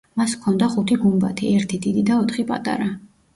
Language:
Georgian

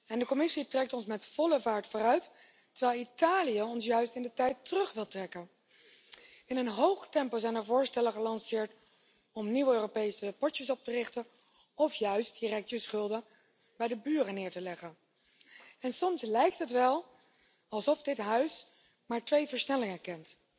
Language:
Dutch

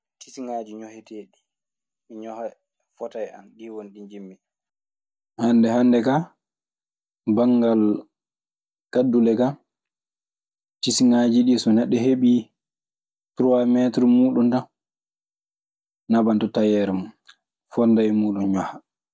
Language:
Maasina Fulfulde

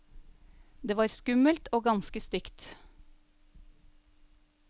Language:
Norwegian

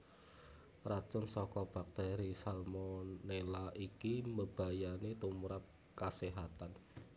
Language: Javanese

